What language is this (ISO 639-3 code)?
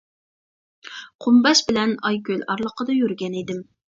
uig